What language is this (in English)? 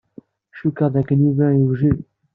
Kabyle